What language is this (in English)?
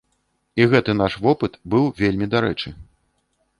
Belarusian